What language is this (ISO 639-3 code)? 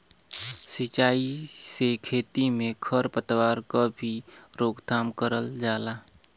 bho